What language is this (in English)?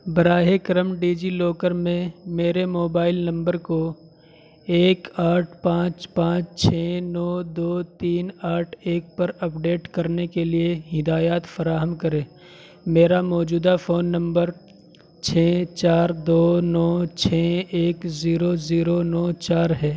Urdu